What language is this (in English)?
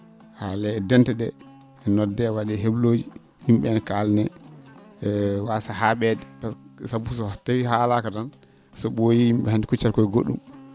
Fula